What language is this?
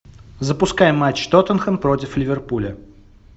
Russian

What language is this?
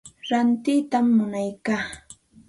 Santa Ana de Tusi Pasco Quechua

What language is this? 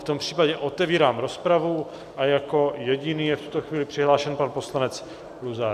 Czech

